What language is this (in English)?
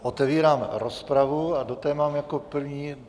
Czech